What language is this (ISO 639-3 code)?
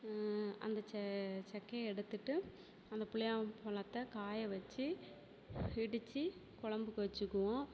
tam